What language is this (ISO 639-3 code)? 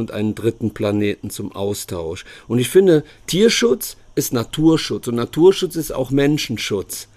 deu